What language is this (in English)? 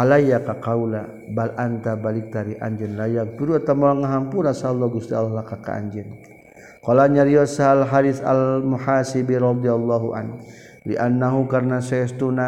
Malay